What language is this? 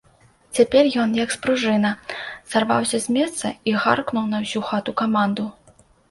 Belarusian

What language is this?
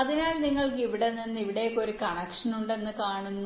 Malayalam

